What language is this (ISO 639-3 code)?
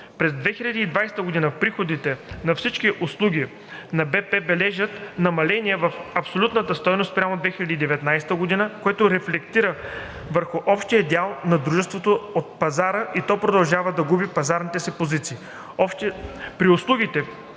bul